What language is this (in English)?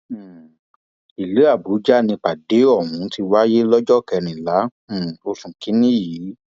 Yoruba